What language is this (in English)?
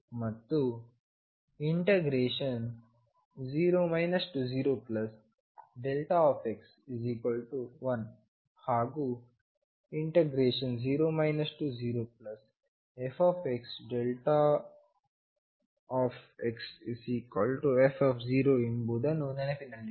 Kannada